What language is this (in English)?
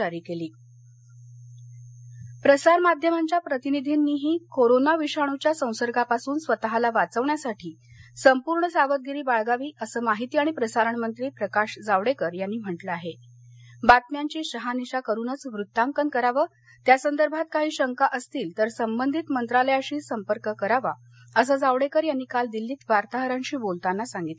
Marathi